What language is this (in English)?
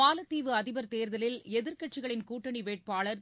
Tamil